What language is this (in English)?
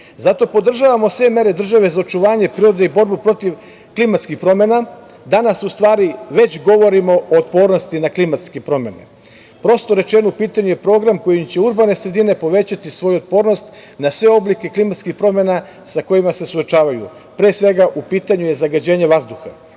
Serbian